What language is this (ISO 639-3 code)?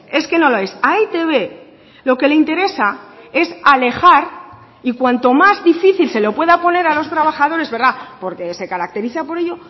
spa